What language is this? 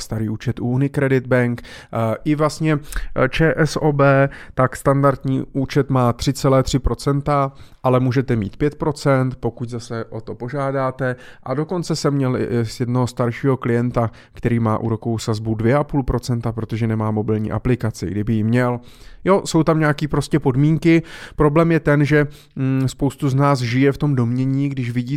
Czech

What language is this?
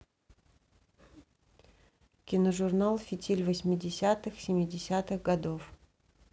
Russian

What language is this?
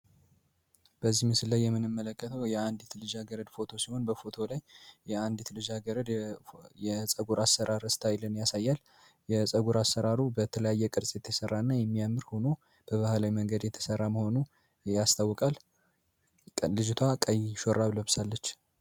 Amharic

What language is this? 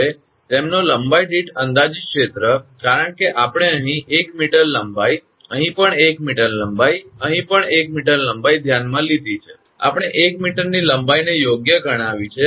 Gujarati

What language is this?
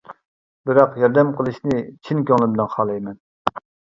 Uyghur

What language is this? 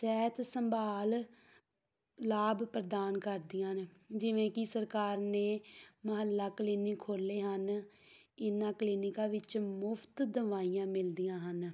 Punjabi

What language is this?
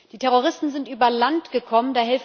German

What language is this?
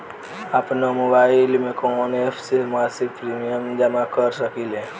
Bhojpuri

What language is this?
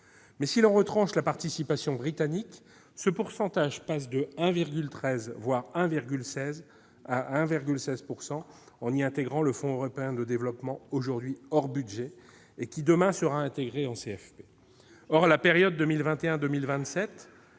French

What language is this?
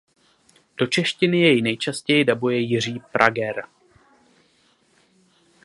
Czech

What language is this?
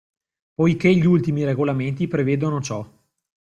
Italian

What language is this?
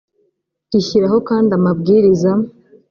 Kinyarwanda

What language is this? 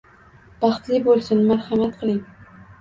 Uzbek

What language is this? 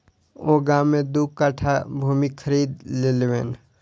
Maithili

